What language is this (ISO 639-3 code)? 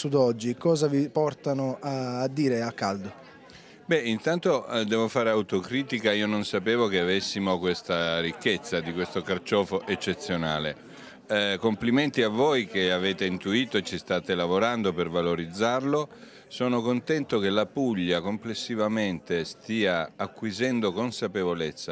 ita